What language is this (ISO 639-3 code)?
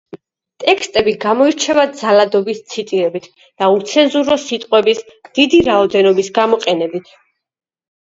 kat